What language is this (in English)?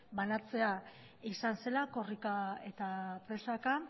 Basque